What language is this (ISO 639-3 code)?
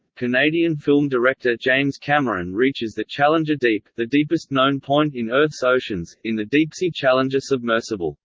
eng